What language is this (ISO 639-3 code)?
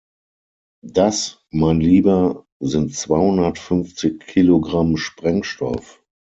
deu